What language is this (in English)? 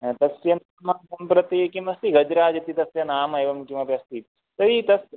Sanskrit